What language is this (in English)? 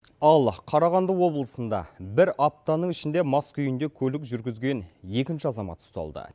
Kazakh